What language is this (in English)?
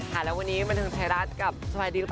Thai